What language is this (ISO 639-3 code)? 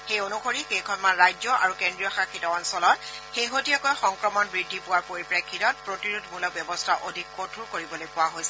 asm